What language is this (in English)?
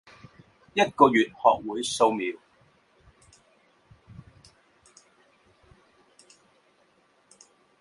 Chinese